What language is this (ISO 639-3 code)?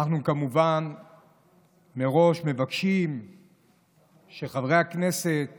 heb